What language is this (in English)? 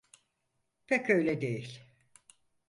Turkish